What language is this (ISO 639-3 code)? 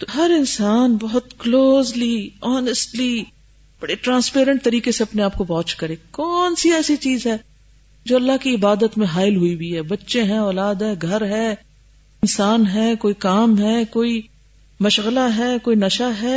urd